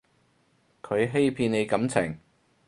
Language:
Cantonese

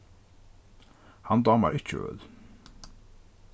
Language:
Faroese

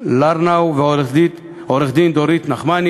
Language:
Hebrew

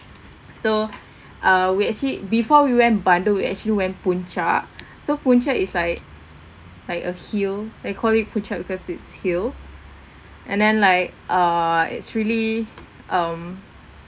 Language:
English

